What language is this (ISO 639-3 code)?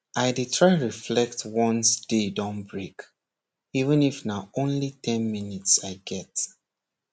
pcm